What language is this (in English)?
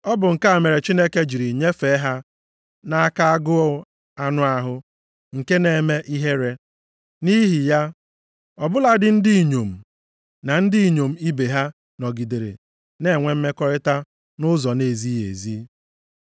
Igbo